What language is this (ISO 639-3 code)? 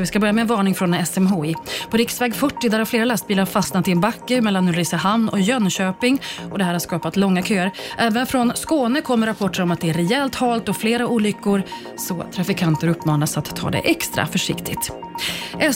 swe